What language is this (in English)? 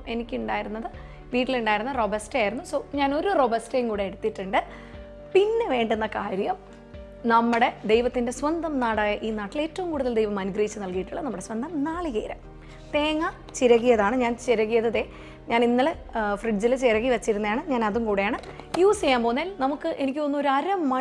Malayalam